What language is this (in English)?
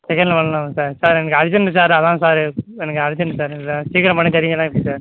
Tamil